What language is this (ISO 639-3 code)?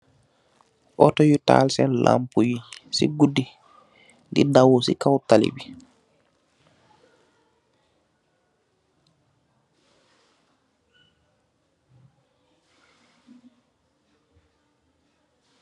wol